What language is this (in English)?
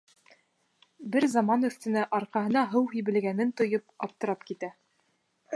Bashkir